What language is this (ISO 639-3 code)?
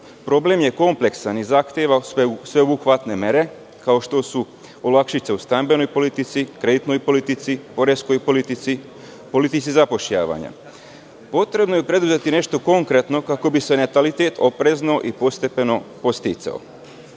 srp